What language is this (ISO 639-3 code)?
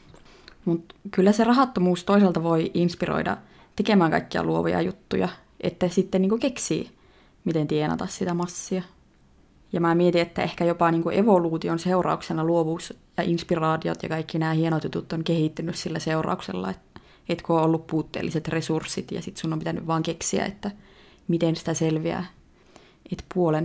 fin